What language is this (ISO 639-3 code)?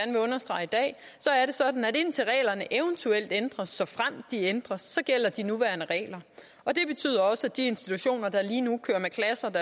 dan